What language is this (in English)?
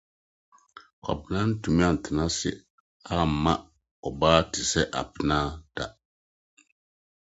Akan